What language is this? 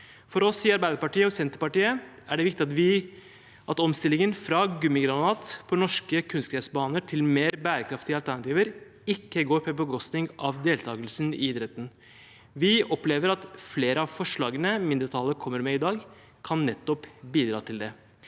Norwegian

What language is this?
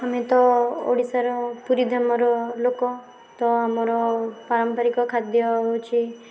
Odia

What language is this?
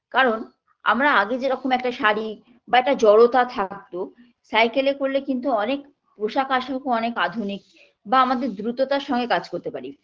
Bangla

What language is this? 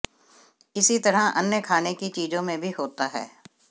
Hindi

